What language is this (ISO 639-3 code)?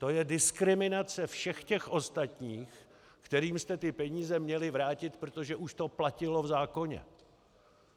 ces